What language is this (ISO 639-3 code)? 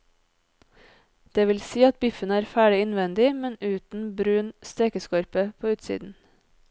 nor